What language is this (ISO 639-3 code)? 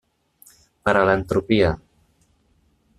cat